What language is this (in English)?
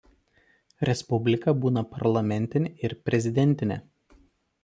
Lithuanian